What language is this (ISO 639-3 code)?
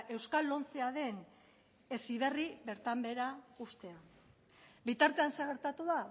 eus